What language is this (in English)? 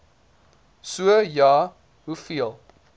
Afrikaans